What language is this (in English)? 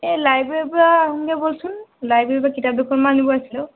Assamese